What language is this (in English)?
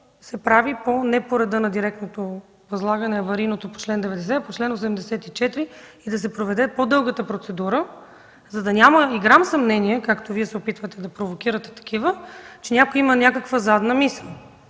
Bulgarian